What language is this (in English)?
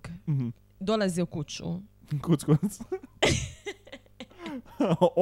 Croatian